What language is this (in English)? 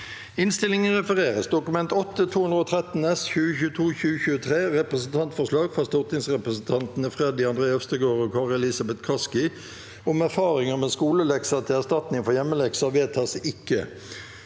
Norwegian